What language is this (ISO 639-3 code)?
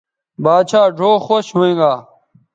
btv